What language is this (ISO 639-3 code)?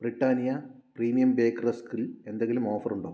mal